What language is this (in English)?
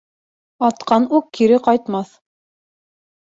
Bashkir